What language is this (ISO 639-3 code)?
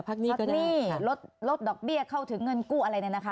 tha